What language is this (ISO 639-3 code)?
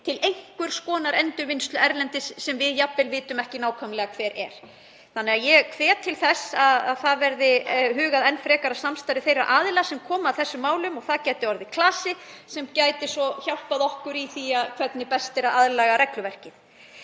isl